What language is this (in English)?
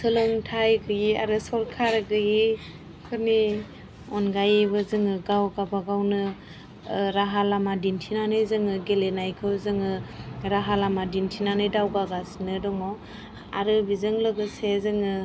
Bodo